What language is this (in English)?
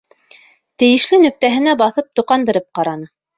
Bashkir